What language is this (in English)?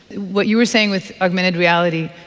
English